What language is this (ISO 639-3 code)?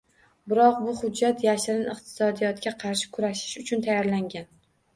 uzb